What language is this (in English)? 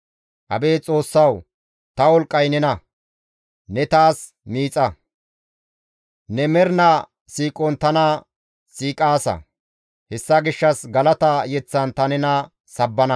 Gamo